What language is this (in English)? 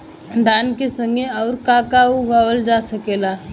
Bhojpuri